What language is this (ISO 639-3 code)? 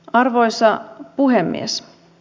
fin